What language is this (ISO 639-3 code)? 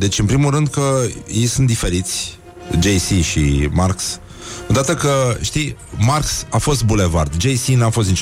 ron